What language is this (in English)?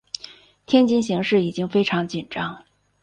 Chinese